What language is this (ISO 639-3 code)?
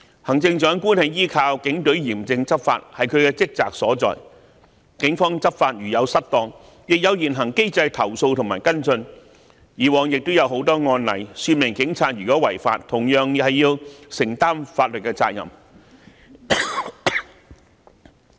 yue